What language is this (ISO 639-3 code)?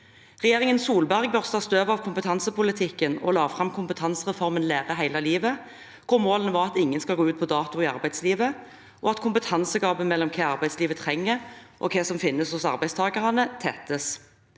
nor